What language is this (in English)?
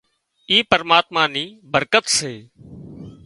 Wadiyara Koli